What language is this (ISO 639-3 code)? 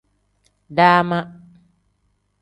kdh